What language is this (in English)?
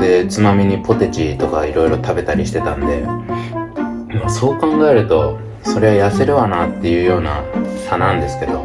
Japanese